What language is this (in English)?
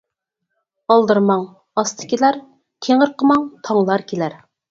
Uyghur